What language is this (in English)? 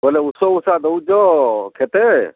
Odia